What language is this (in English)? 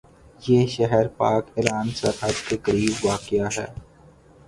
Urdu